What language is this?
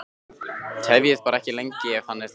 Icelandic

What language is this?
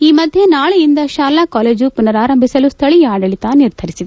Kannada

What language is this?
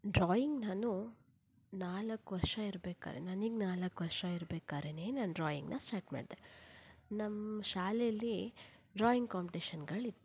Kannada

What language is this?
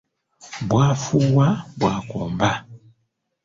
Ganda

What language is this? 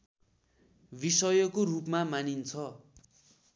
Nepali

